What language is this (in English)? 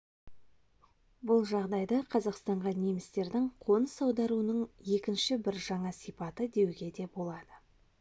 Kazakh